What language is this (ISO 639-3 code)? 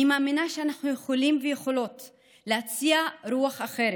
heb